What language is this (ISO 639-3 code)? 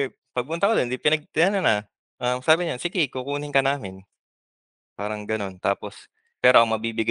fil